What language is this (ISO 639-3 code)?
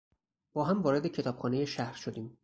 fas